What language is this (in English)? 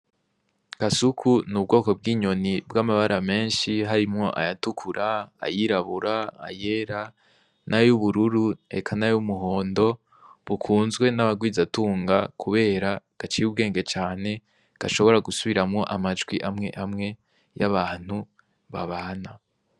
Rundi